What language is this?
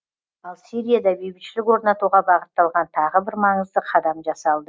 Kazakh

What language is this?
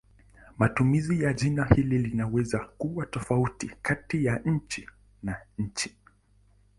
Swahili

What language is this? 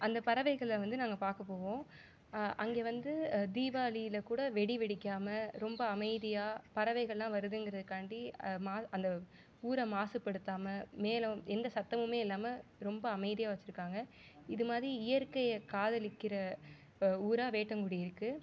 Tamil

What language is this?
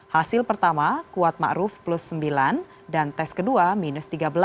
Indonesian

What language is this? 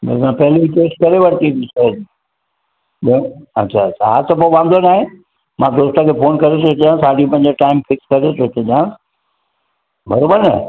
Sindhi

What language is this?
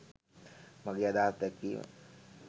Sinhala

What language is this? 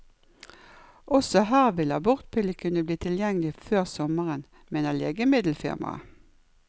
Norwegian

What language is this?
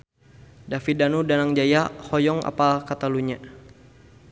Sundanese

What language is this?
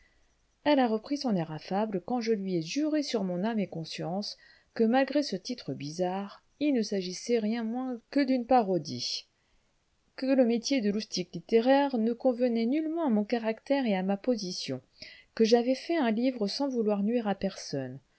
French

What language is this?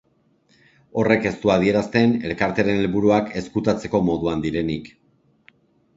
Basque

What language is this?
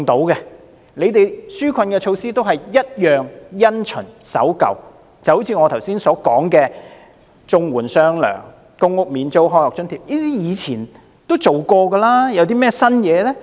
Cantonese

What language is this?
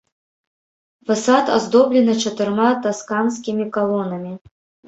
Belarusian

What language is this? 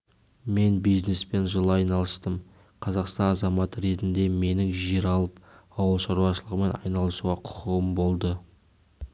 Kazakh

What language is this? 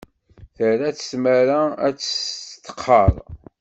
Kabyle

